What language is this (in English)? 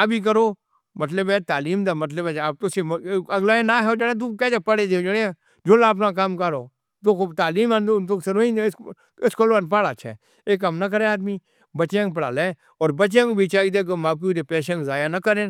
Northern Hindko